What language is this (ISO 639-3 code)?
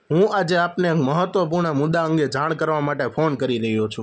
guj